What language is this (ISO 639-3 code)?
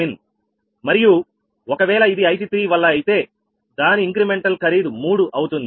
tel